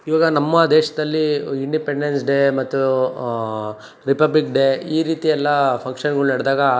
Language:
Kannada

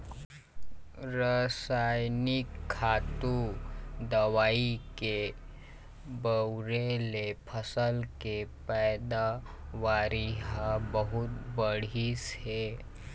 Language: Chhattisgarhi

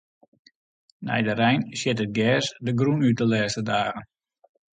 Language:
Western Frisian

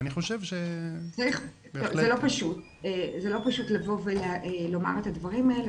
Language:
Hebrew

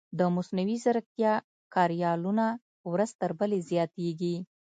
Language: Pashto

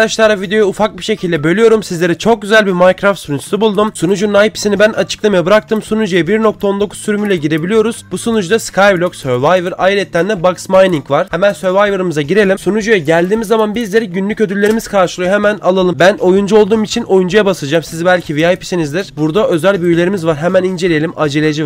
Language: Turkish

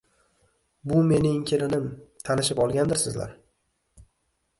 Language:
Uzbek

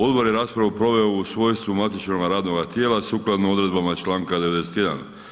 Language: Croatian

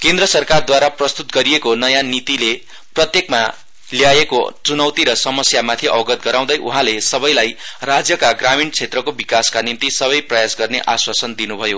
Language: Nepali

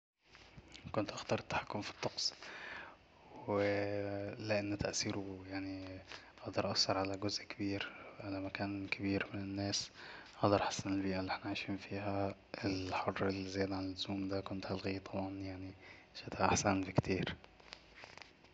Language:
Egyptian Arabic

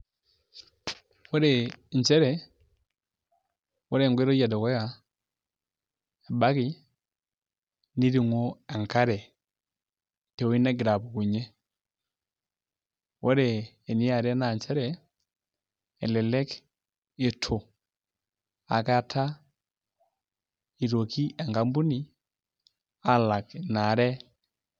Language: Masai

